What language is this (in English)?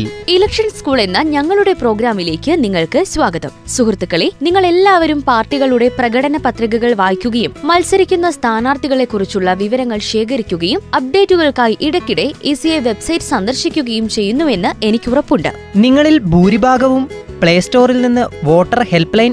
Malayalam